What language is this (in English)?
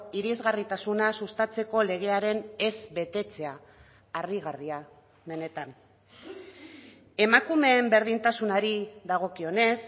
Basque